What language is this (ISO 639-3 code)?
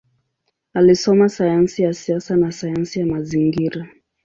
swa